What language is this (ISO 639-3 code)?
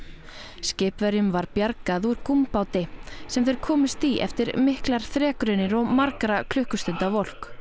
isl